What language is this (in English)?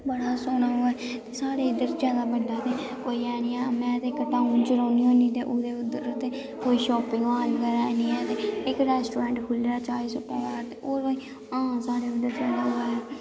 Dogri